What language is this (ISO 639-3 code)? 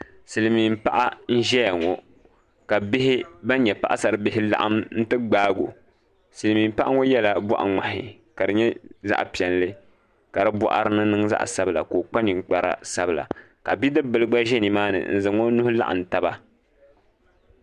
dag